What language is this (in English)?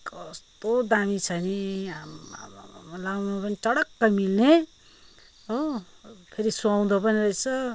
Nepali